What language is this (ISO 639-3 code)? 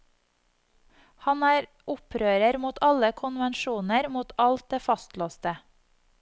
nor